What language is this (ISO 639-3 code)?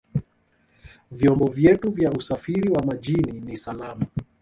swa